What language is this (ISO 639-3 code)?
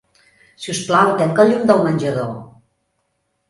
cat